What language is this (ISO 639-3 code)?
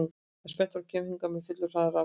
isl